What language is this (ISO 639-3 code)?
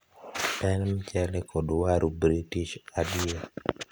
luo